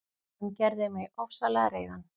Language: Icelandic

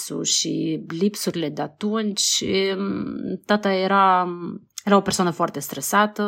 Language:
Romanian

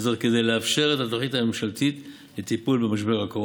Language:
Hebrew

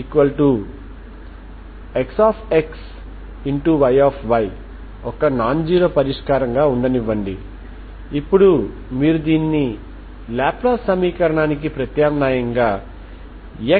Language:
Telugu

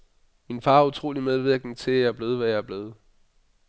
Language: Danish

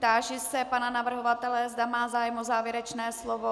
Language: Czech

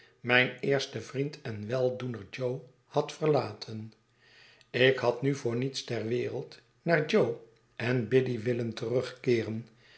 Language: Dutch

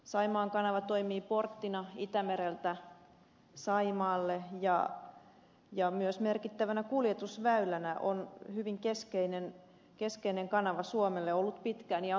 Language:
Finnish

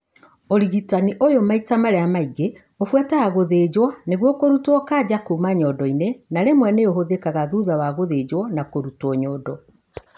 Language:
Kikuyu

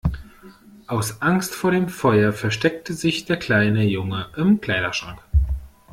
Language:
German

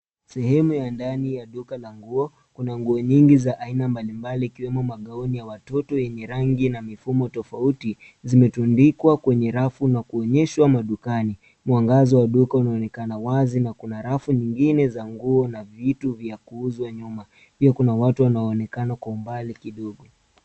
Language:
Swahili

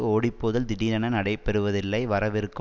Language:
Tamil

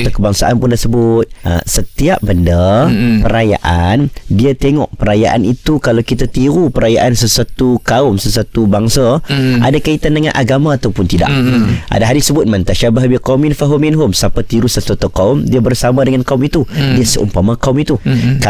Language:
Malay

